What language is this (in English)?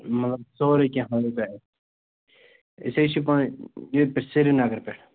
Kashmiri